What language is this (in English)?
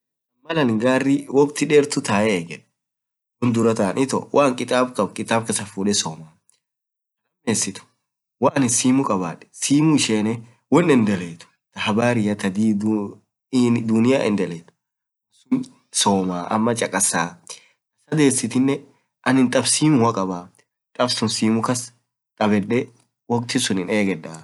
Orma